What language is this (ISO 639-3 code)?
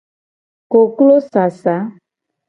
gej